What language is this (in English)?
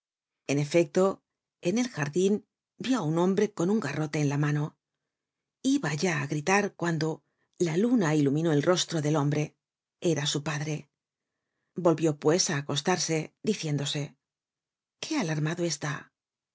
Spanish